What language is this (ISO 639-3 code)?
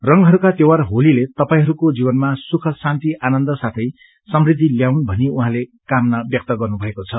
nep